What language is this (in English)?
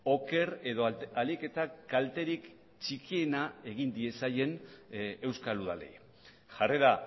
Basque